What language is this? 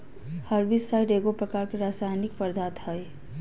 Magahi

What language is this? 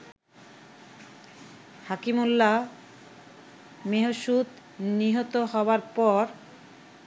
Bangla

